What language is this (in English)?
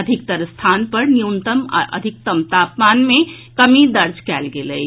Maithili